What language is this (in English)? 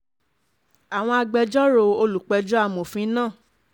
Yoruba